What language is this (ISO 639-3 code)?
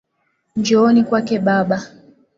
swa